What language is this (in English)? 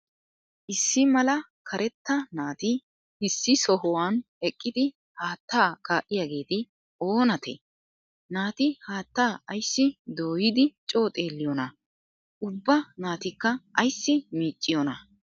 Wolaytta